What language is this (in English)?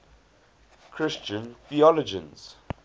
English